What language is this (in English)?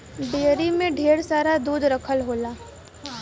Bhojpuri